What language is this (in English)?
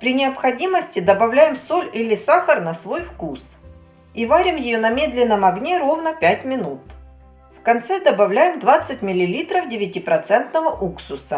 Russian